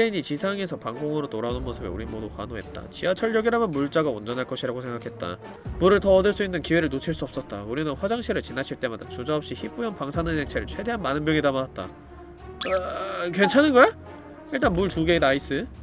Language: Korean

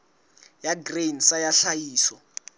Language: Southern Sotho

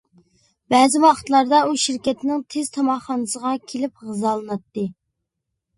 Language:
Uyghur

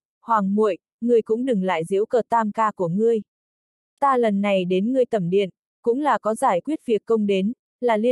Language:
Vietnamese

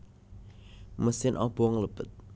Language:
Javanese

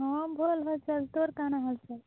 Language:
Odia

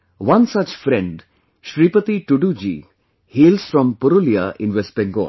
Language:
English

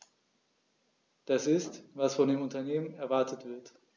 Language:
German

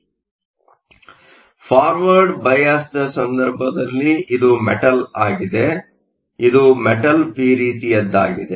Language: Kannada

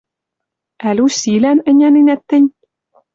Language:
Western Mari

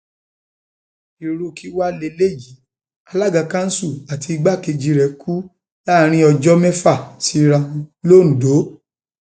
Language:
Yoruba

